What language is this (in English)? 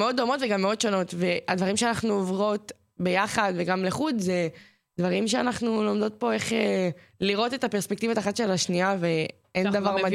Hebrew